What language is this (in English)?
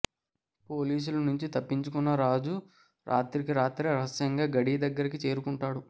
Telugu